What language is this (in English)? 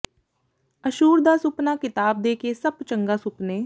Punjabi